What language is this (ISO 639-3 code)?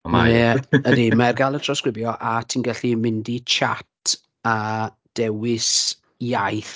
cym